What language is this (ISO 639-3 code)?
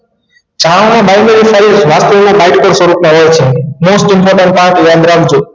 guj